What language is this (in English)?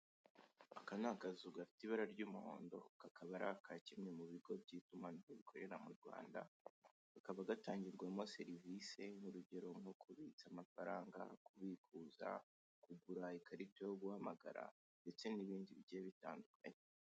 Kinyarwanda